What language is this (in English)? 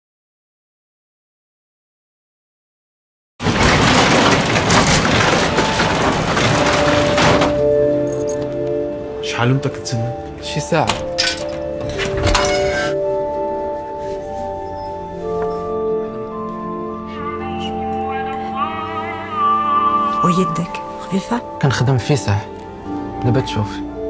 Arabic